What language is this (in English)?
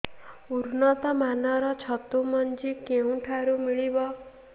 Odia